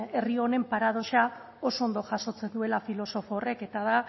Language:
Basque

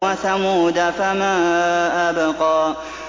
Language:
Arabic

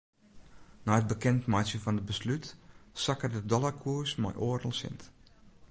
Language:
Western Frisian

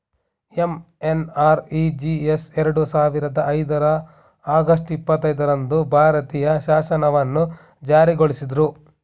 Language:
Kannada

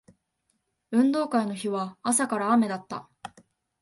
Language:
Japanese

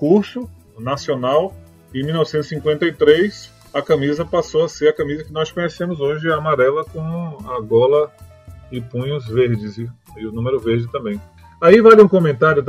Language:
Portuguese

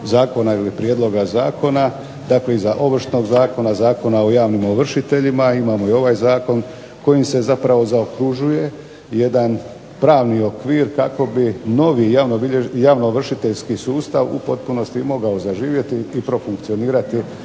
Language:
Croatian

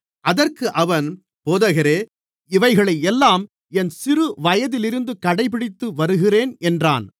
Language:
Tamil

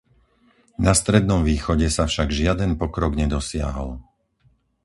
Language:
Slovak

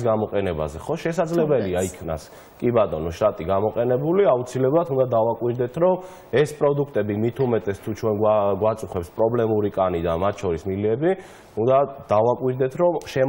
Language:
Latvian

